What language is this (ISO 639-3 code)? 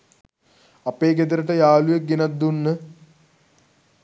sin